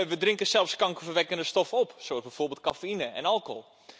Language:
Dutch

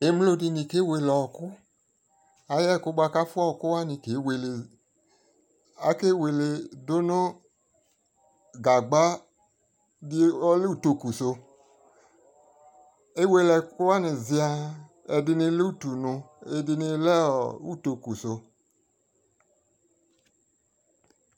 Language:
Ikposo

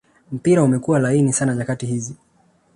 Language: Swahili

